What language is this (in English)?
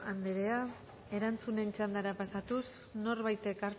Basque